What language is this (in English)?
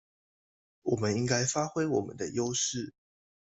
Chinese